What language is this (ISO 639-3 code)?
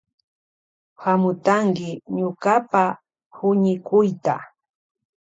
qvj